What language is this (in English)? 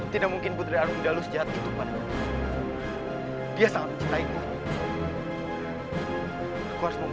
Indonesian